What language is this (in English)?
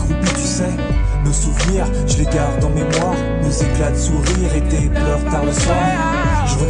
French